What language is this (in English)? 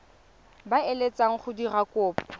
Tswana